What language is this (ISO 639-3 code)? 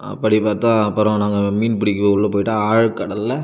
tam